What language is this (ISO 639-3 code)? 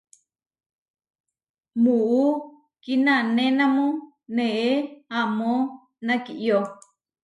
var